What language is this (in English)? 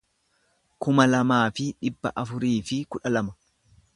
Oromo